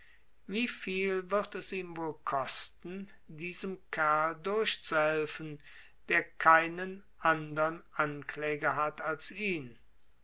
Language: German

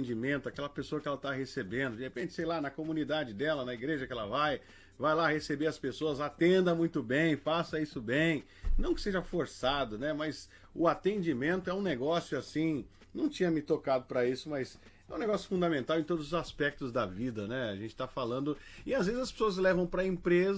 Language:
Portuguese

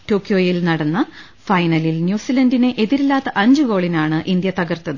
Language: Malayalam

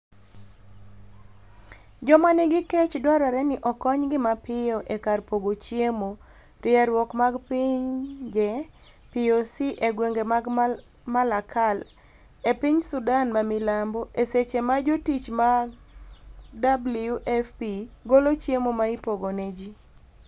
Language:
Luo (Kenya and Tanzania)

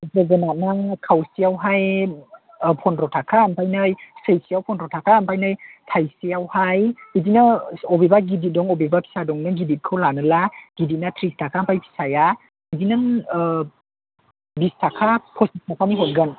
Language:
Bodo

